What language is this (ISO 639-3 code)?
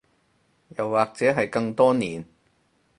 yue